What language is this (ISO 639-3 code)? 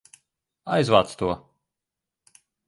lav